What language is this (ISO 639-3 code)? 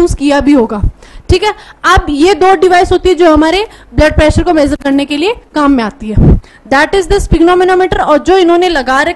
hin